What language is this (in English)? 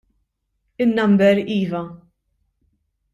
Maltese